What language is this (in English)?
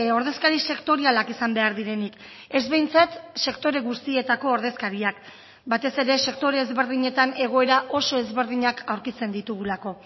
Basque